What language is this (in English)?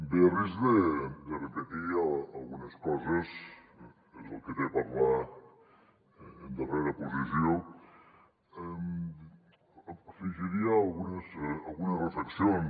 Catalan